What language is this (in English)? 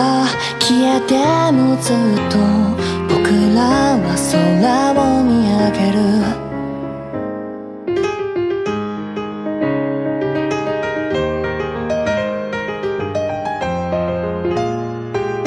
Vietnamese